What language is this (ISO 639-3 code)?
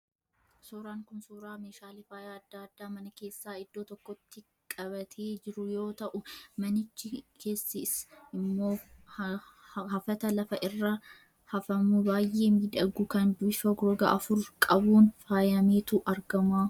orm